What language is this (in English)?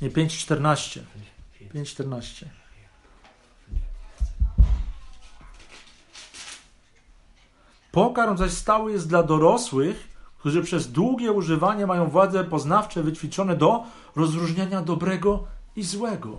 Polish